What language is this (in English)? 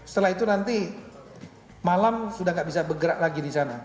Indonesian